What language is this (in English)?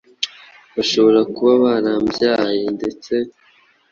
Kinyarwanda